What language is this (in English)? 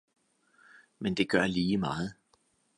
Danish